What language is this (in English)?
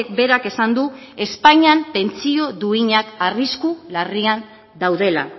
Basque